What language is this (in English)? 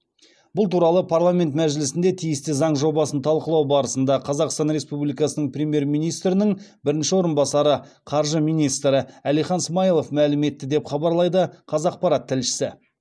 Kazakh